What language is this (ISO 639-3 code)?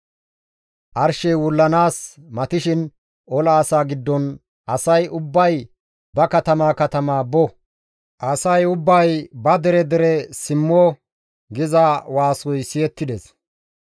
gmv